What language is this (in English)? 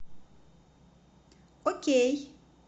Russian